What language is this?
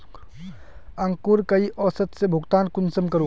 Magahi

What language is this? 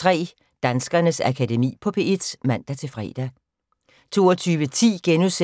Danish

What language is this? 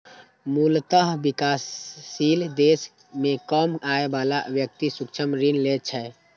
Maithili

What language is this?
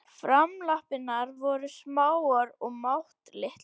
Icelandic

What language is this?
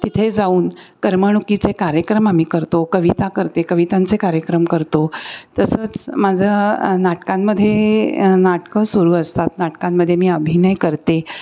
Marathi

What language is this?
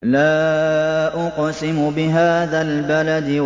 Arabic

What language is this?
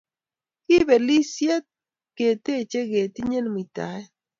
Kalenjin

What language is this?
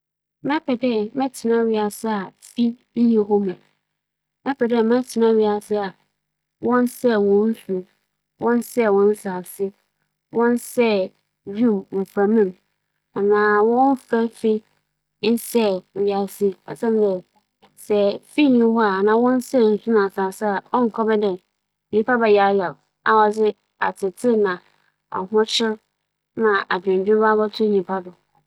Akan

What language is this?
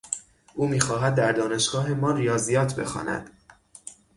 Persian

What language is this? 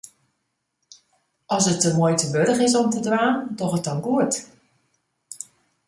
Western Frisian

